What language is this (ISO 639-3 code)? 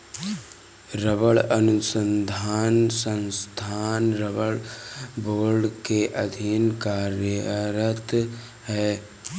hin